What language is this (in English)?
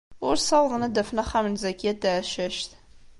Kabyle